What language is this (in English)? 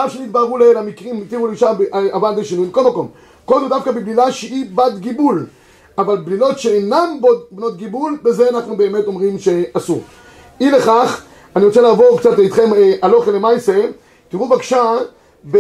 Hebrew